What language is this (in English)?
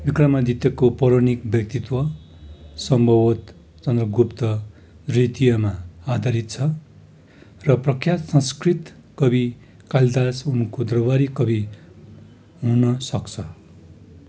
Nepali